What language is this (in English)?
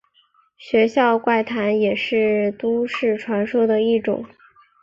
Chinese